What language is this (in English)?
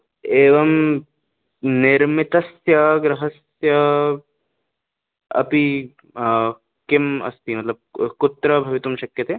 Sanskrit